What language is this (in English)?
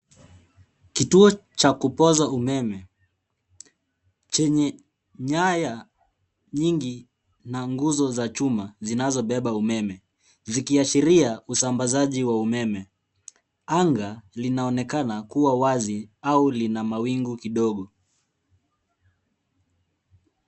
Swahili